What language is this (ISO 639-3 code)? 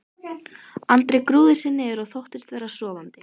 isl